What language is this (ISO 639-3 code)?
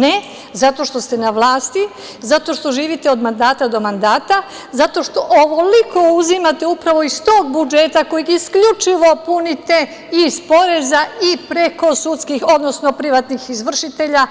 srp